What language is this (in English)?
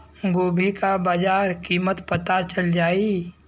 Bhojpuri